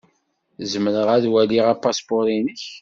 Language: Kabyle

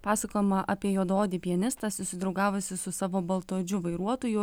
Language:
Lithuanian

